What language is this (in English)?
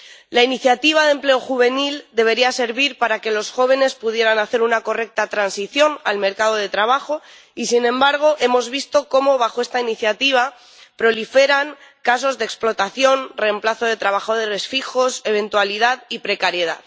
Spanish